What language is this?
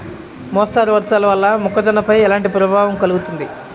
Telugu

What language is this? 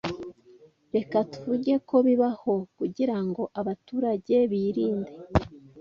Kinyarwanda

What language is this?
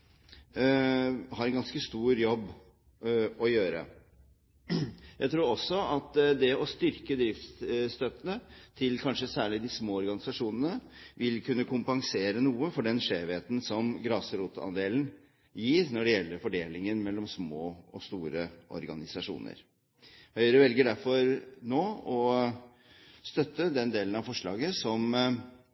Norwegian Bokmål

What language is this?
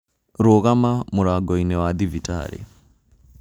Kikuyu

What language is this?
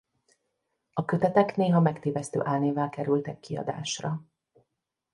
Hungarian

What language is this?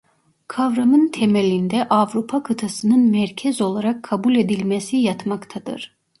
Turkish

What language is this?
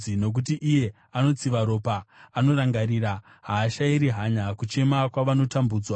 Shona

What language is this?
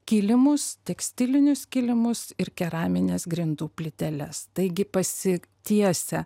Lithuanian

